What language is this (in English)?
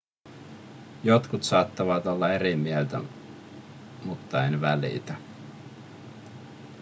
Finnish